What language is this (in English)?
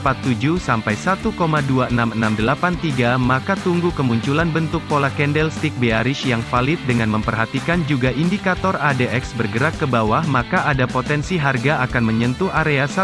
Indonesian